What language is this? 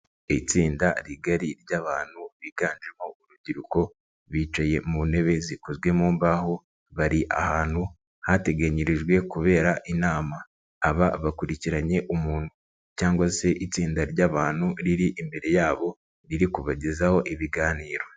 Kinyarwanda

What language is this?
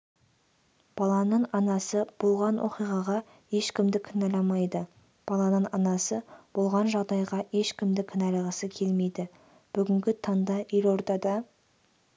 Kazakh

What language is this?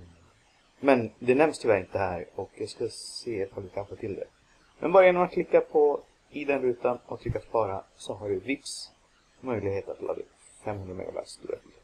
Swedish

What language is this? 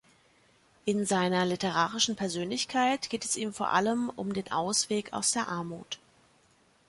German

